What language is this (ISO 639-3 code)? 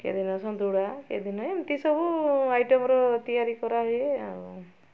ori